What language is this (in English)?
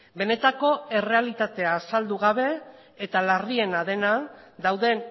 Basque